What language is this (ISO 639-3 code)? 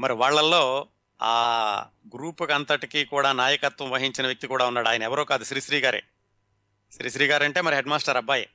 tel